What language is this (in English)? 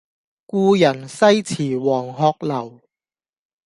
Cantonese